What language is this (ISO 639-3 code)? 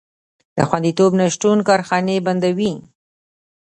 pus